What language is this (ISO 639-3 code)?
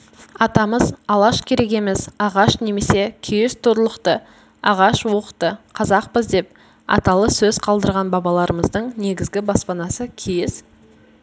kaz